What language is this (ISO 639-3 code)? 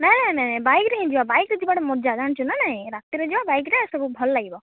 ori